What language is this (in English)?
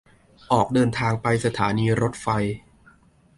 Thai